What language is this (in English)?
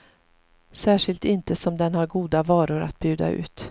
Swedish